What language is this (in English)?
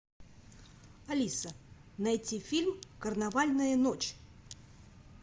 Russian